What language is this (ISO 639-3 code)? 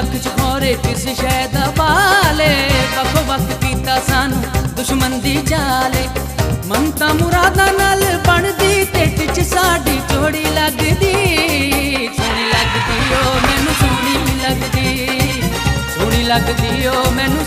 hin